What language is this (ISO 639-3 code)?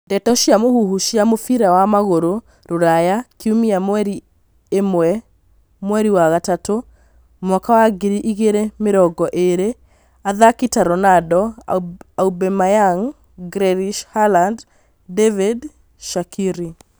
kik